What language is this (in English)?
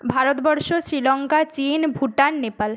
Bangla